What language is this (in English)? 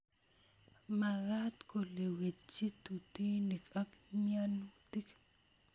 Kalenjin